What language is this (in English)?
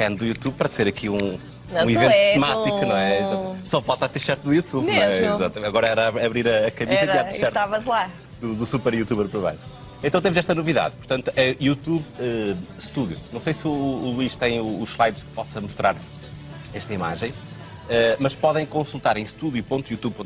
Portuguese